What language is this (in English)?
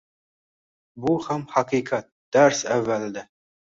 Uzbek